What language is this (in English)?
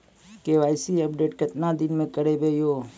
Maithili